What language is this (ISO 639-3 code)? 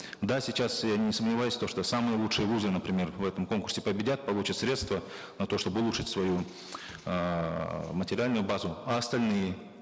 kaz